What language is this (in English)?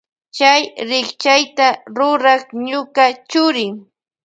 Loja Highland Quichua